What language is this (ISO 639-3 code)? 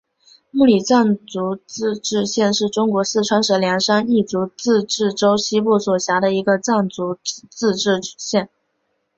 zho